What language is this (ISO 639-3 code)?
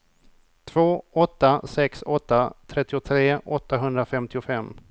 swe